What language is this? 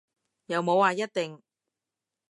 Cantonese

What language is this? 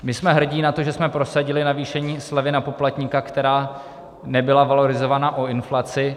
Czech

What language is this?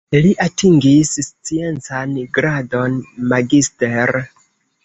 Esperanto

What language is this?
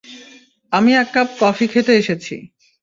Bangla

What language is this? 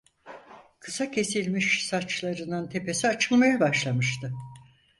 Turkish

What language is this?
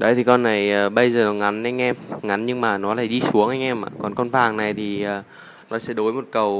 Vietnamese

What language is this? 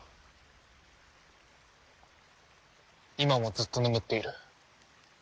Japanese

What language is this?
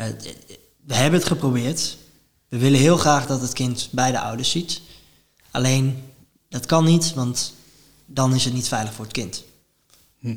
Dutch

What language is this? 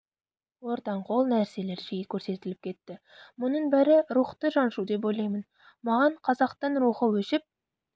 Kazakh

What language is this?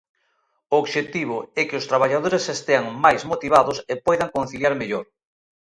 Galician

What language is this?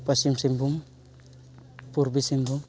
Santali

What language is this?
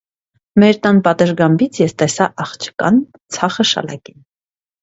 Armenian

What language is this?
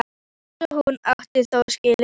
Icelandic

